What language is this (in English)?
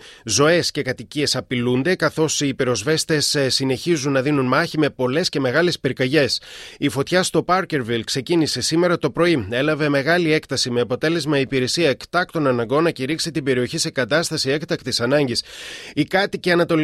Greek